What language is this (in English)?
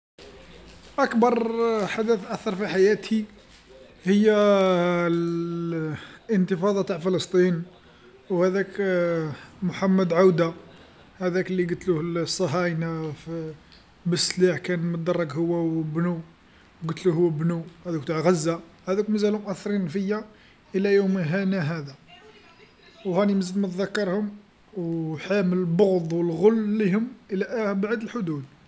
Algerian Arabic